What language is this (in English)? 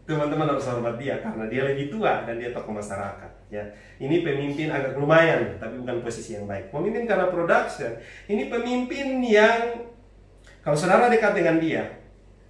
Indonesian